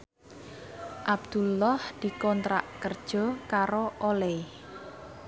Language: Javanese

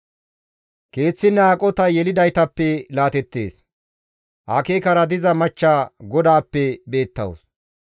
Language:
Gamo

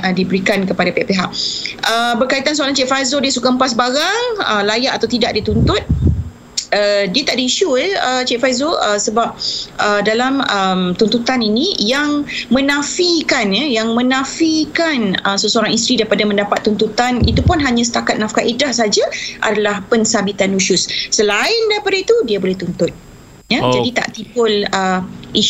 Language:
Malay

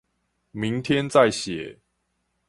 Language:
Chinese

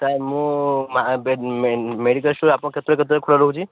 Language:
Odia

